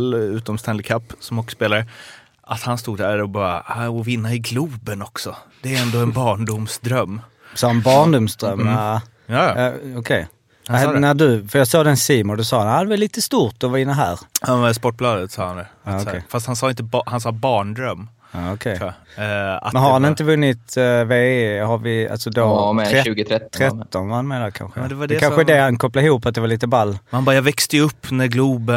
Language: Swedish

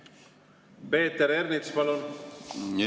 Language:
Estonian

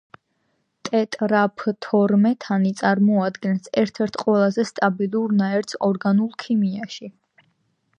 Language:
Georgian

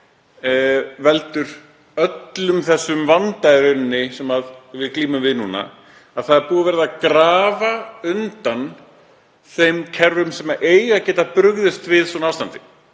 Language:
Icelandic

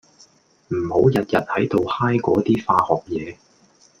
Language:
Cantonese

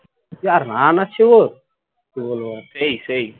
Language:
Bangla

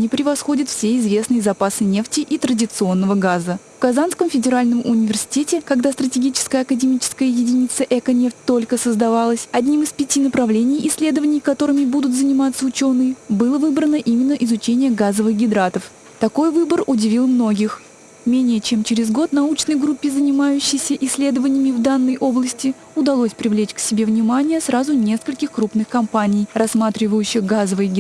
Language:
Russian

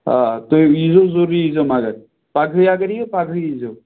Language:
Kashmiri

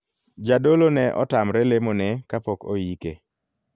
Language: Luo (Kenya and Tanzania)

